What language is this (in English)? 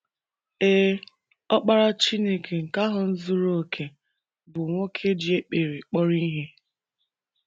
Igbo